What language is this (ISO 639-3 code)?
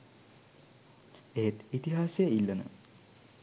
sin